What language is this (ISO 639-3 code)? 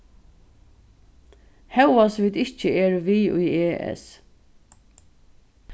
fao